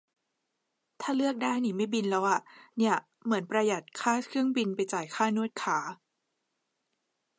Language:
Thai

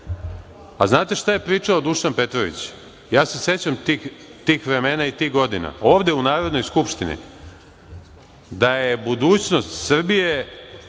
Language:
Serbian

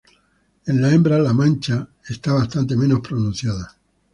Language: Spanish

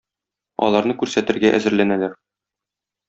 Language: Tatar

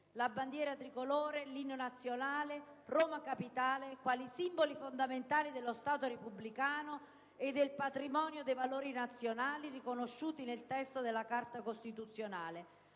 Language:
Italian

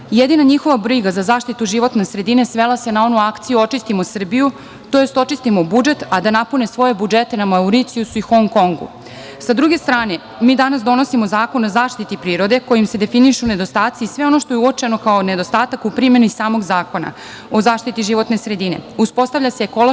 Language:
Serbian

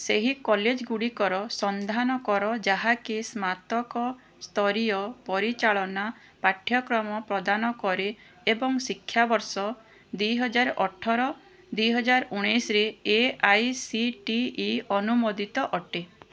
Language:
Odia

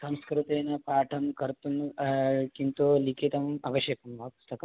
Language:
Sanskrit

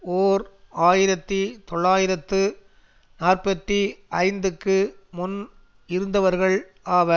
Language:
Tamil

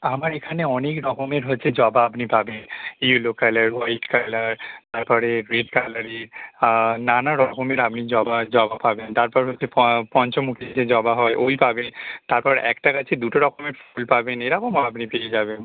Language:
Bangla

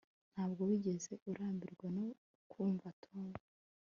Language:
Kinyarwanda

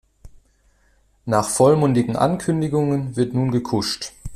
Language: German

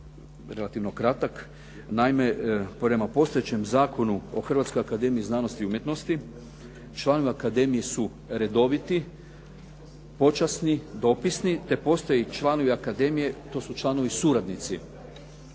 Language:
Croatian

